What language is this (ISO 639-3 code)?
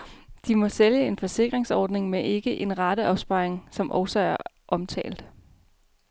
dan